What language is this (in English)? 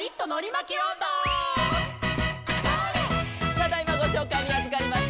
Japanese